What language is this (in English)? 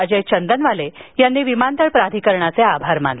Marathi